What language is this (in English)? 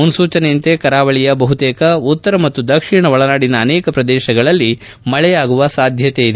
Kannada